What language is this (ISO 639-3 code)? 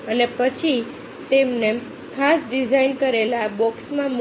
guj